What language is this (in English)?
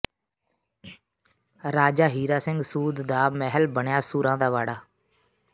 Punjabi